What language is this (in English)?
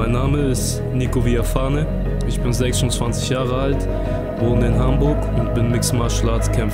German